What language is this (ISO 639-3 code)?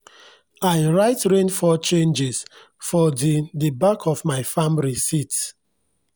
pcm